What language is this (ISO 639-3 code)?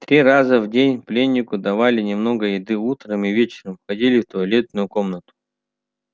rus